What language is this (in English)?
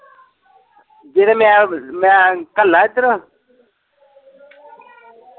Punjabi